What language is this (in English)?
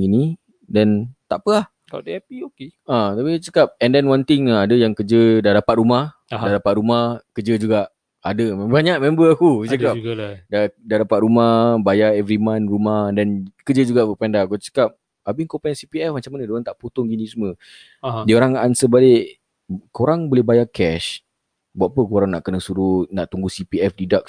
Malay